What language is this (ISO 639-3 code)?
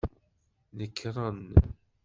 kab